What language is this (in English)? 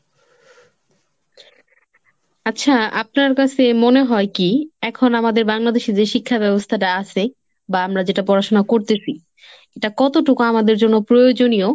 Bangla